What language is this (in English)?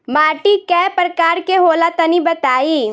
Bhojpuri